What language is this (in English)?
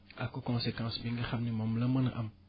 Wolof